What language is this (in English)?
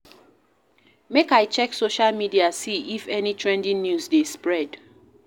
Nigerian Pidgin